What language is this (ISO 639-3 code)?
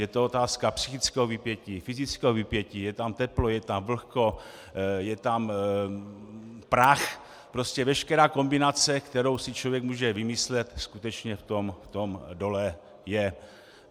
ces